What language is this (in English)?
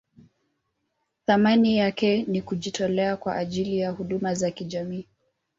Swahili